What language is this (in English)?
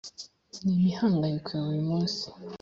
Kinyarwanda